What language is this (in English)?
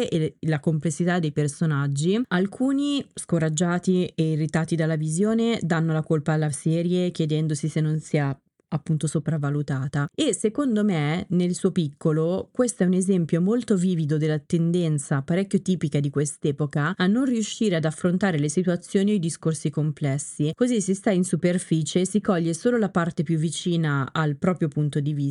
Italian